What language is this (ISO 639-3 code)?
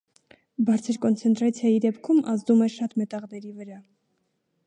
hye